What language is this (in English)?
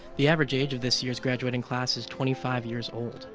English